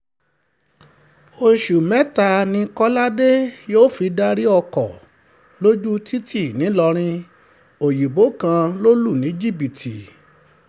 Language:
Yoruba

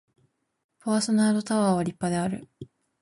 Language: Japanese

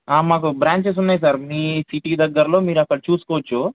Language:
Telugu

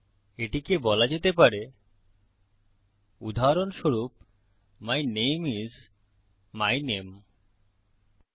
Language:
Bangla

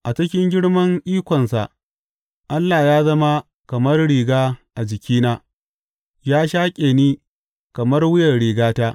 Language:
Hausa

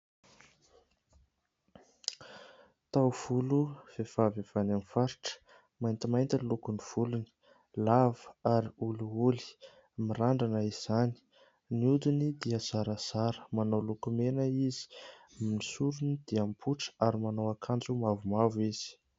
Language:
Malagasy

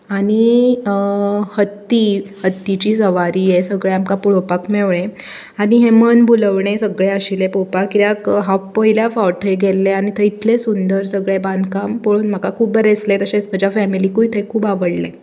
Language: Konkani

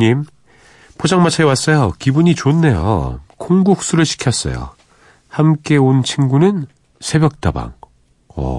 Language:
Korean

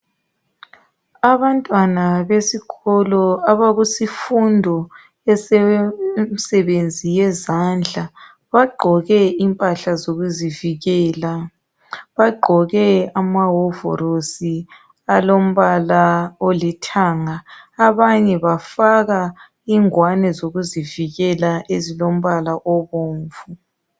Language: North Ndebele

